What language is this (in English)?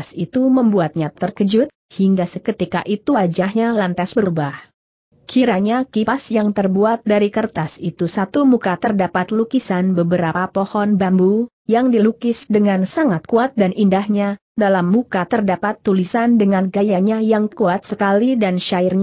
Indonesian